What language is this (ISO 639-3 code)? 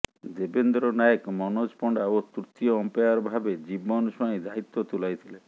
ori